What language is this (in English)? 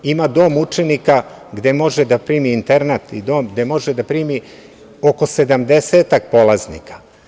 Serbian